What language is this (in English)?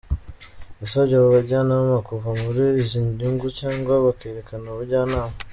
Kinyarwanda